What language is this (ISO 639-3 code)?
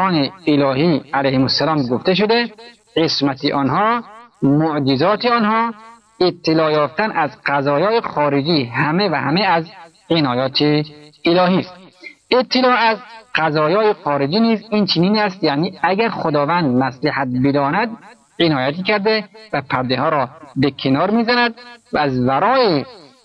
fas